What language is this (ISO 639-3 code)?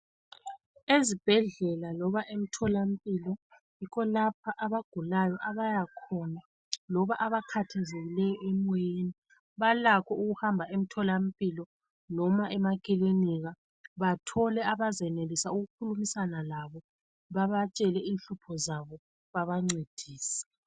nde